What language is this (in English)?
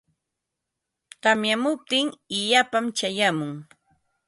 Ambo-Pasco Quechua